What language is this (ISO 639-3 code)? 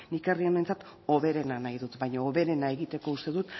eus